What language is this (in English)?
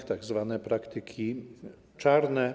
Polish